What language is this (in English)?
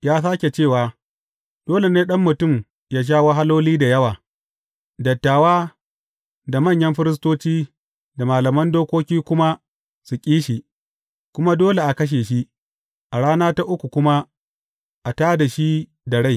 Hausa